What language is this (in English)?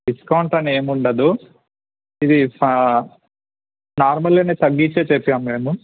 Telugu